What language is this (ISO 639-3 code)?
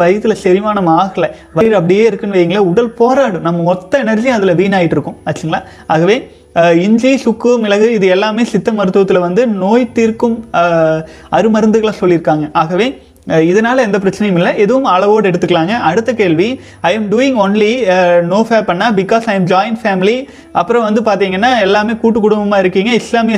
tam